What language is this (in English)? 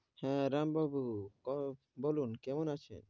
Bangla